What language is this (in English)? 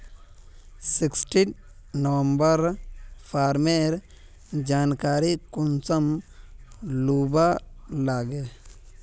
Magahi